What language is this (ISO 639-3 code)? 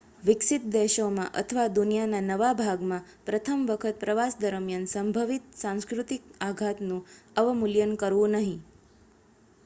guj